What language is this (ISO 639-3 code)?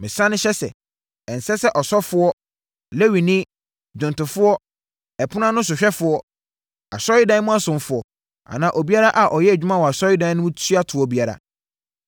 aka